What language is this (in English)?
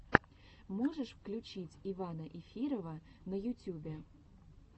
Russian